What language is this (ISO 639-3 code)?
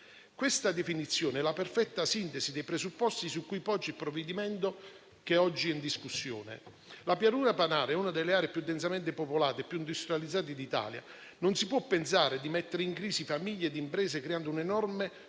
ita